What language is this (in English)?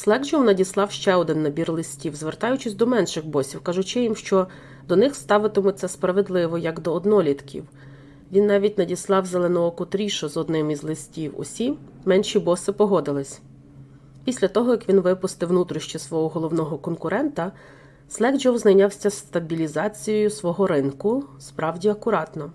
Ukrainian